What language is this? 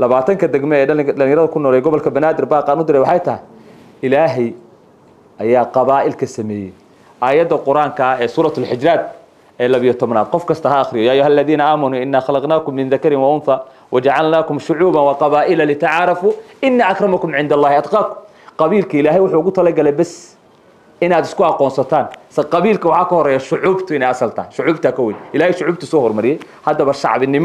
Arabic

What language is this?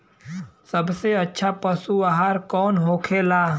Bhojpuri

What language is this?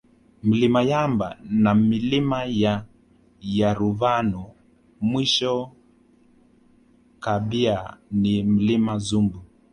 Swahili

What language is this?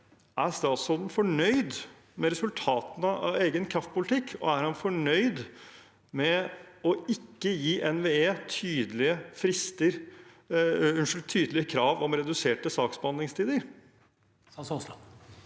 Norwegian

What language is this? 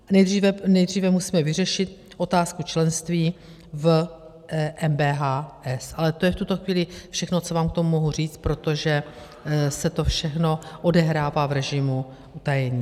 Czech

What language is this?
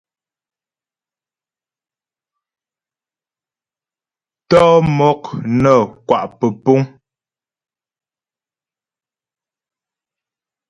Ghomala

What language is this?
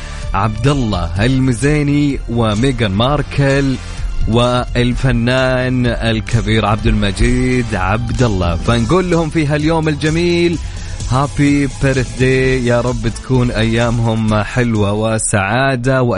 Arabic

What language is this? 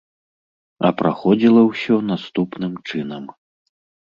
Belarusian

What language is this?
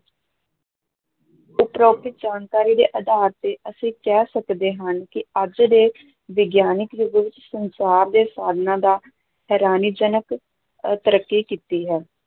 Punjabi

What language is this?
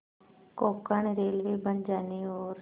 Hindi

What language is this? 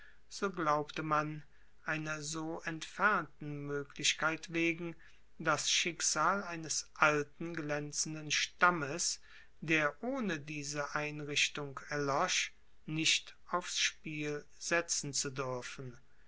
German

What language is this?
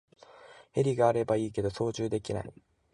Japanese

